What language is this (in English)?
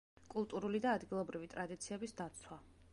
Georgian